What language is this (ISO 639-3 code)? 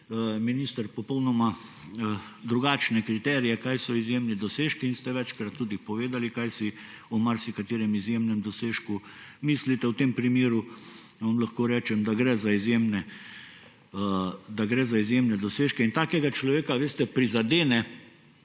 slv